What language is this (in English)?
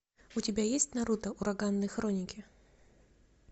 Russian